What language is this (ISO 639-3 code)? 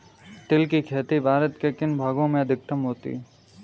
hin